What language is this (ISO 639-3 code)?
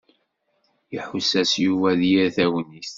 kab